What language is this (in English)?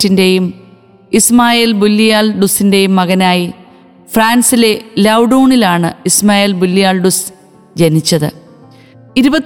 Malayalam